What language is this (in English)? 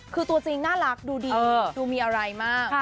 Thai